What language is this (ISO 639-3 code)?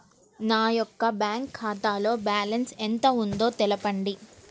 tel